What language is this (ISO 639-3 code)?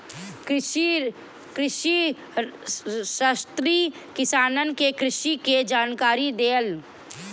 bho